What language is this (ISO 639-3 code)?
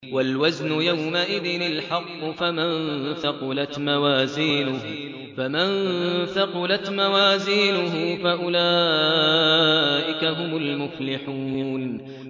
ara